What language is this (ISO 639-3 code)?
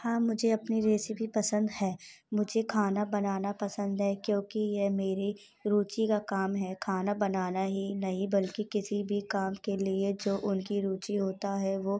hin